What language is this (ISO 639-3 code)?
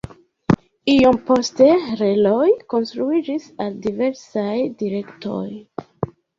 epo